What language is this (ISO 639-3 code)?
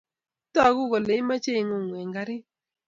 kln